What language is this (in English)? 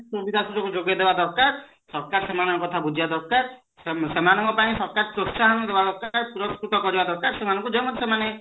Odia